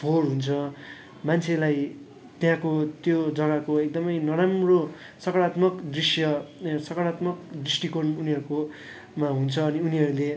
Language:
Nepali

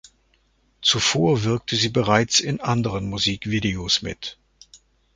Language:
German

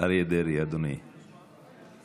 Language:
Hebrew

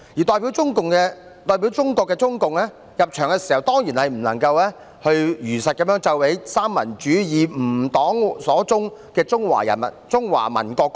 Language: Cantonese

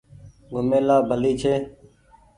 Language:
Goaria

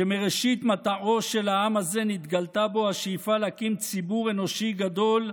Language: Hebrew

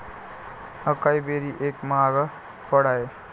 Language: Marathi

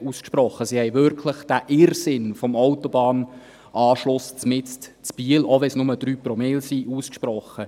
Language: Swiss German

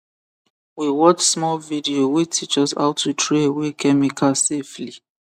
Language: Nigerian Pidgin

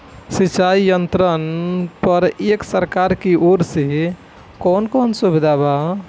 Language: Bhojpuri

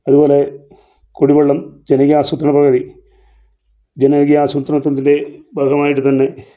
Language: Malayalam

